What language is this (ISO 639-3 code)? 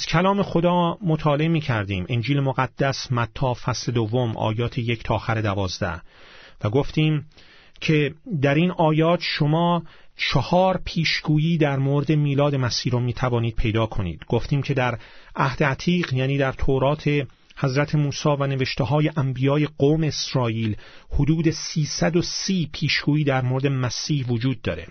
fas